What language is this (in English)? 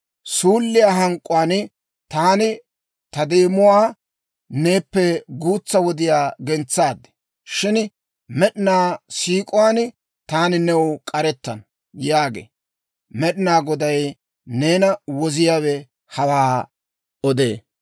Dawro